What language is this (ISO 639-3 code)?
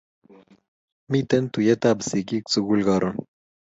kln